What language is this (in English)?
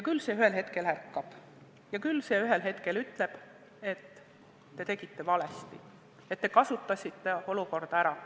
Estonian